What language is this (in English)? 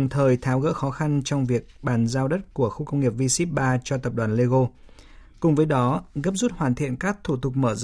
Vietnamese